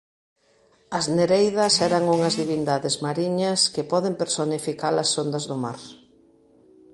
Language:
Galician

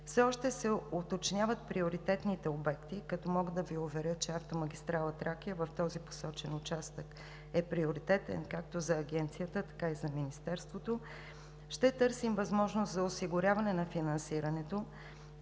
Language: Bulgarian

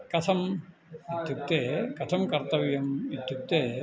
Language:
Sanskrit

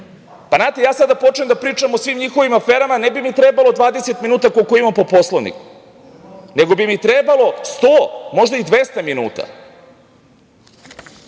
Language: Serbian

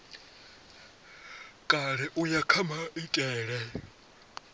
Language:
Venda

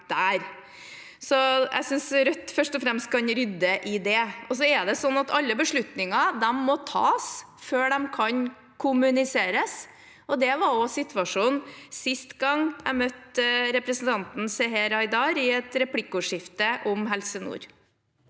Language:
Norwegian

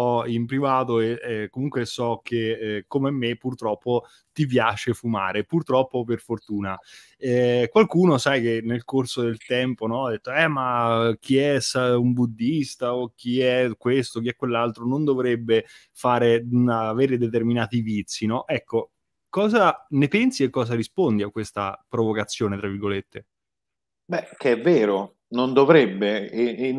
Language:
Italian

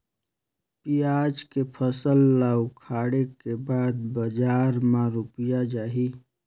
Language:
Chhattisgarhi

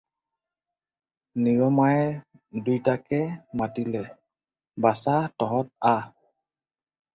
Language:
Assamese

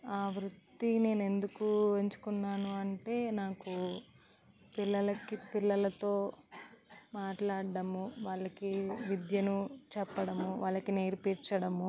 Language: Telugu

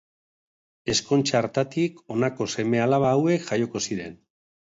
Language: Basque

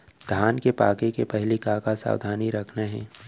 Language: Chhattisgarhi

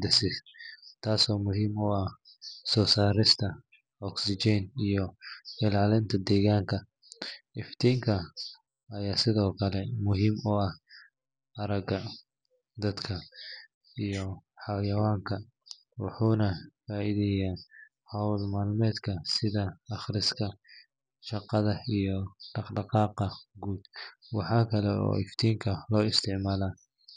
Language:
Somali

